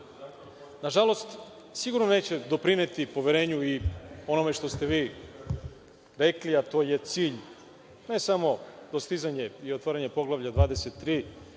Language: Serbian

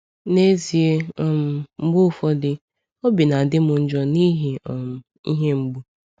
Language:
Igbo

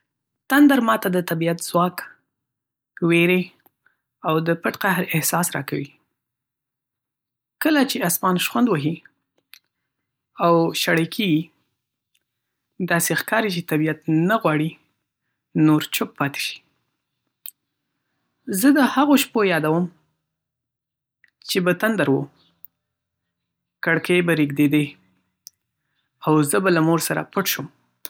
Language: Pashto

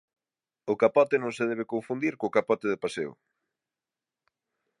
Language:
Galician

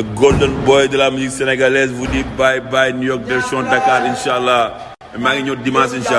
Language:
French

